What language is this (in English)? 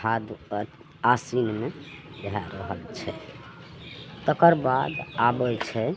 Maithili